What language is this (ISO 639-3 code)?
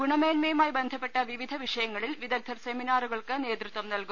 mal